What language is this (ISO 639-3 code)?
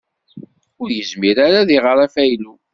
kab